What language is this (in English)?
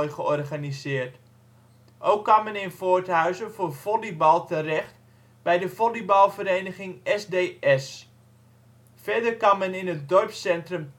Dutch